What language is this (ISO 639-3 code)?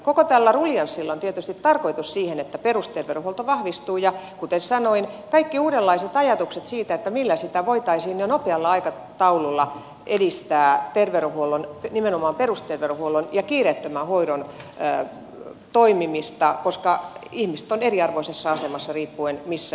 fin